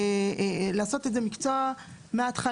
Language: Hebrew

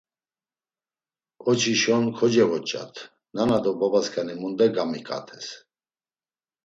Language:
Laz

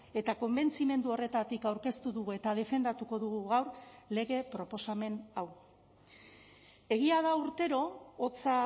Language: Basque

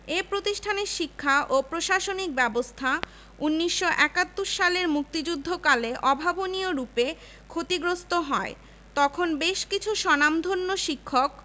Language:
Bangla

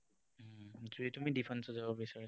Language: Assamese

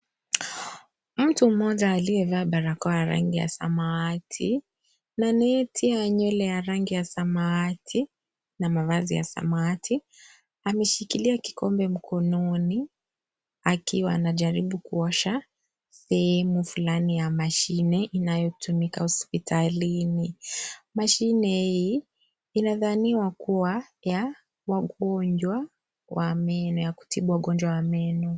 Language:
Swahili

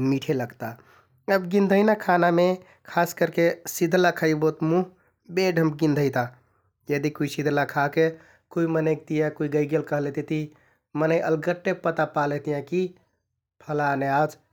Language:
Kathoriya Tharu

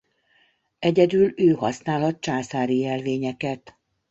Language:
Hungarian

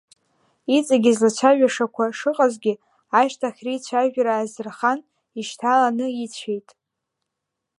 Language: Abkhazian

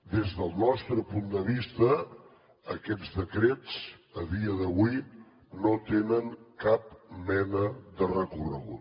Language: Catalan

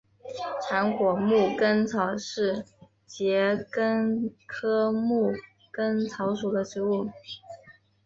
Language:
Chinese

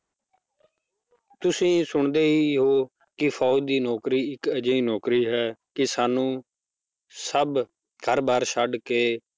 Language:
Punjabi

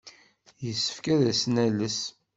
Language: Kabyle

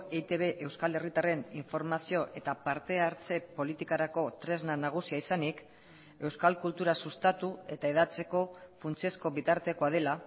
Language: Basque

